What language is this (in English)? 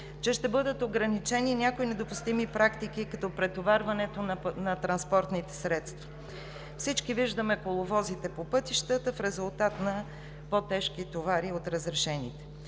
Bulgarian